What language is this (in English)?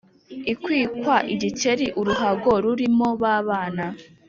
Kinyarwanda